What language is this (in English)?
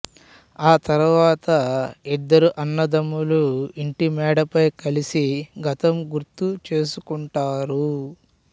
Telugu